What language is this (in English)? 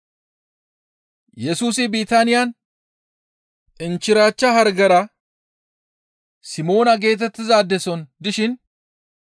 Gamo